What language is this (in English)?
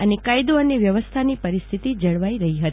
Gujarati